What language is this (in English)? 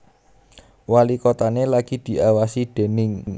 Javanese